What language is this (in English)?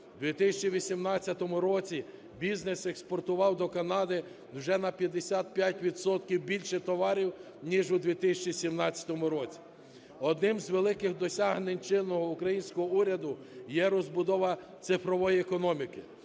Ukrainian